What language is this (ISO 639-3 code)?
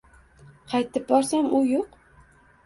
uzb